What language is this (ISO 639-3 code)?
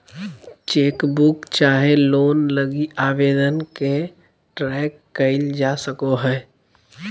mag